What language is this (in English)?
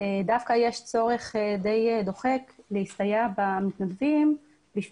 Hebrew